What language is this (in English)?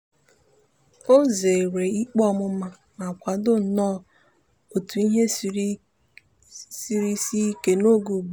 Igbo